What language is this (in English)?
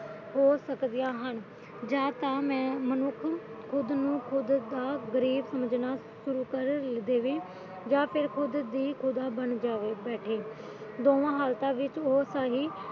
Punjabi